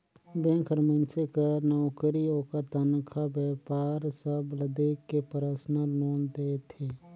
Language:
Chhattisgarhi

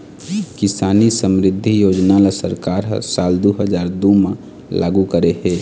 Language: Chhattisgarhi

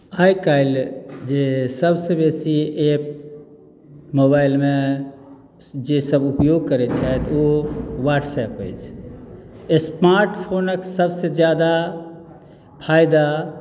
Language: Maithili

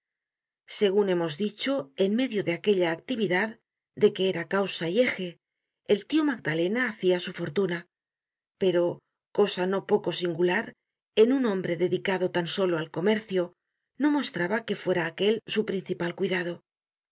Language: Spanish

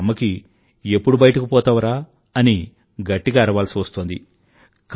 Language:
Telugu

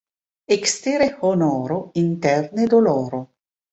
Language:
Esperanto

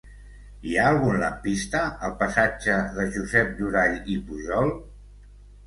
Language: Catalan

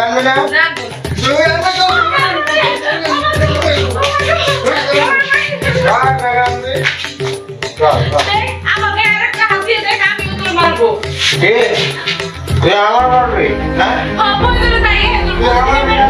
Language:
Bangla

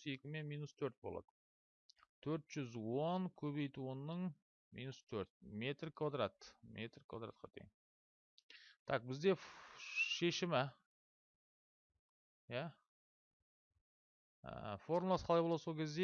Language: Turkish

